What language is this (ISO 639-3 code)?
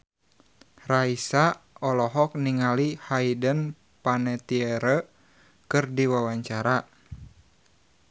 sun